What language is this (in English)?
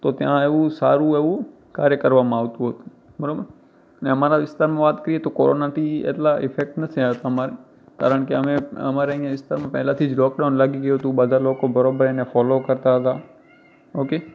Gujarati